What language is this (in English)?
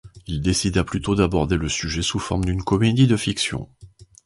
French